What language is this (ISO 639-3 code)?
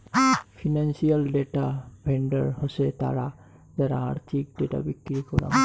ben